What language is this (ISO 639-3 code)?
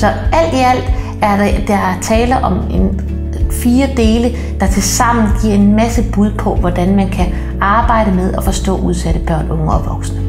dan